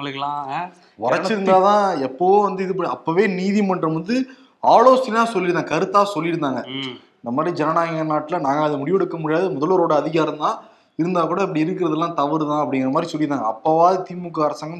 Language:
Tamil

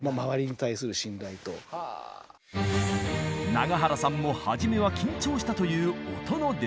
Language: Japanese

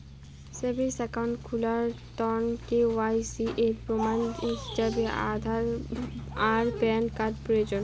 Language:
Bangla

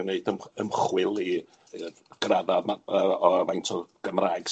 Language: Welsh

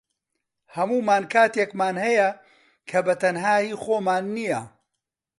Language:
Central Kurdish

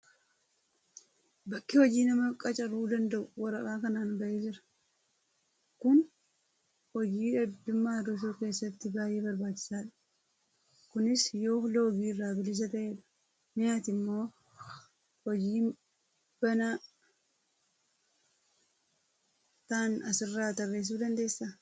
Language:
Oromo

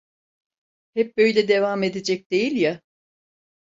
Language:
Turkish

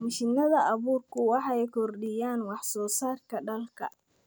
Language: Somali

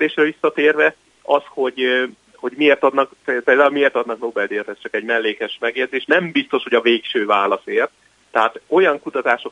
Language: Hungarian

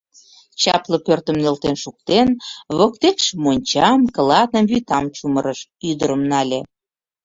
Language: Mari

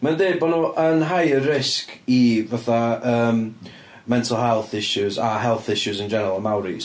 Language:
Welsh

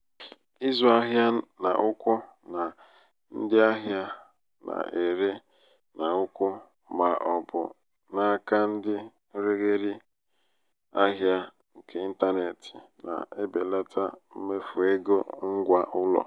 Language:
Igbo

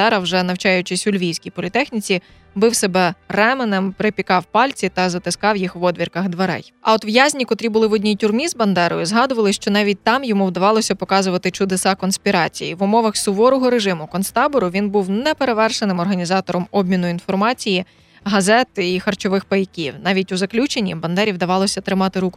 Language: Ukrainian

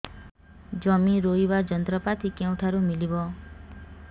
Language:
Odia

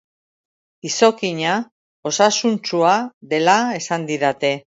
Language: Basque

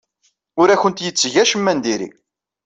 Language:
Kabyle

